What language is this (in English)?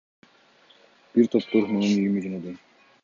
Kyrgyz